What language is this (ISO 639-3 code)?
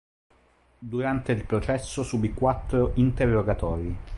ita